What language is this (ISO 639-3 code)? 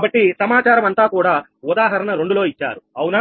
tel